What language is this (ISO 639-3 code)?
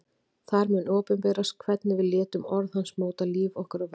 isl